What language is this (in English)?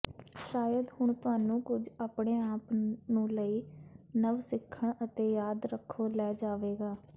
Punjabi